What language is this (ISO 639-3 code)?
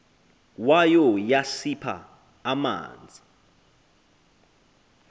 xho